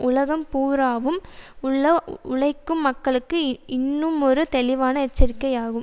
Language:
Tamil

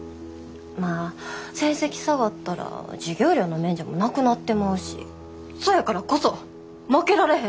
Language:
Japanese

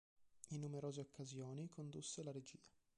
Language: Italian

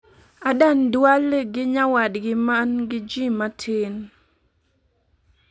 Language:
Luo (Kenya and Tanzania)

